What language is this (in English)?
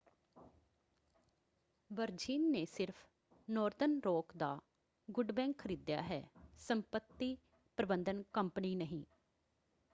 Punjabi